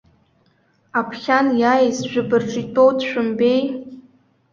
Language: Abkhazian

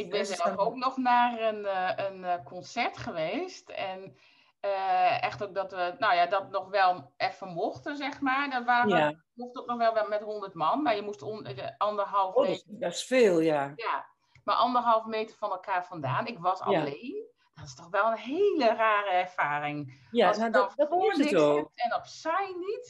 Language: Dutch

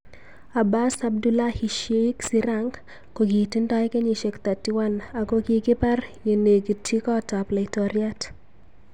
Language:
Kalenjin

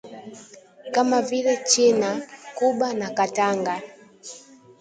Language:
Swahili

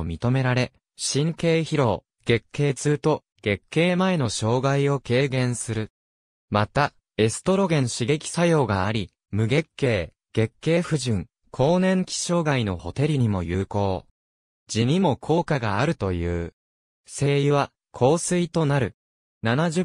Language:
Japanese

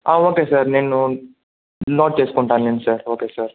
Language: Telugu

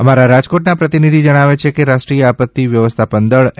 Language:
Gujarati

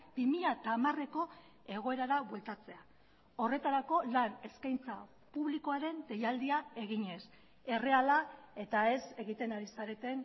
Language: Basque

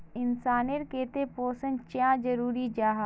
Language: Magahi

